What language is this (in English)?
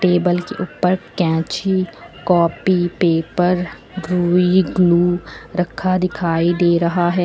Hindi